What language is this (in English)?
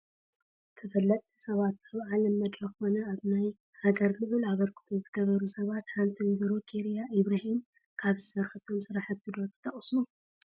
Tigrinya